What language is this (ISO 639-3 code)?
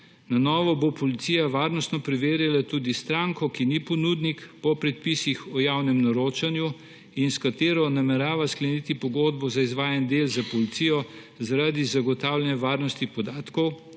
slv